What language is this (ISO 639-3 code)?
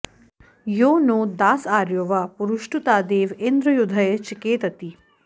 san